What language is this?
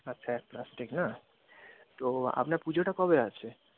Bangla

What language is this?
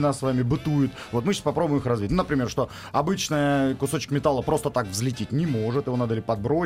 Russian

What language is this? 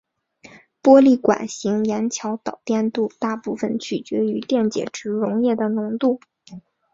Chinese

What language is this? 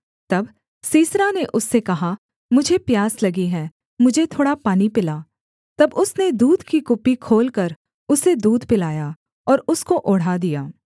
Hindi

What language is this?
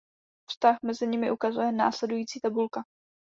Czech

